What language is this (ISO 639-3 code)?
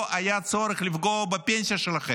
heb